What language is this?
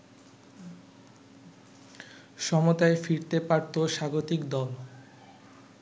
Bangla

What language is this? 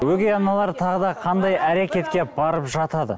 Kazakh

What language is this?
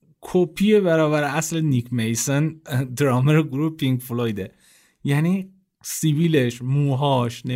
Persian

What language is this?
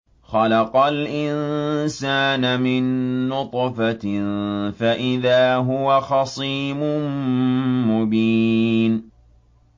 Arabic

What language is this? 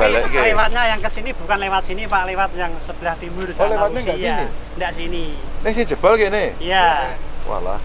Indonesian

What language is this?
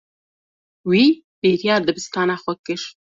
Kurdish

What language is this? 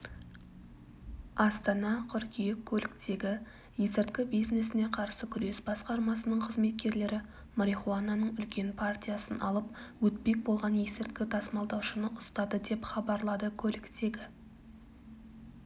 Kazakh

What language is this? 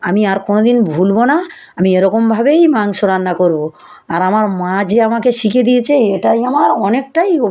Bangla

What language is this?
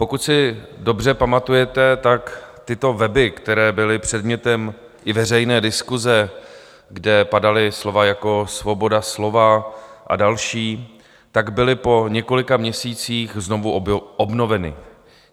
Czech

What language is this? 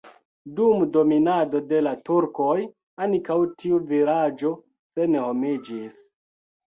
Esperanto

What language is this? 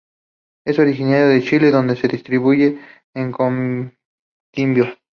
Spanish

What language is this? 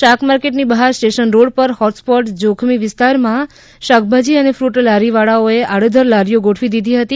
Gujarati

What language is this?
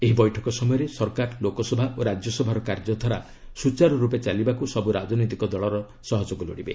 Odia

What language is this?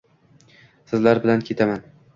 Uzbek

